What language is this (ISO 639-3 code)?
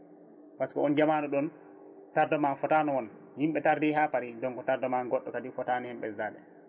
ful